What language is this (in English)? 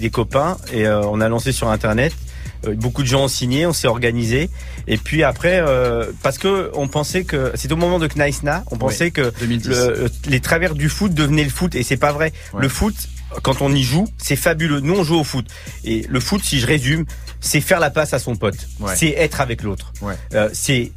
French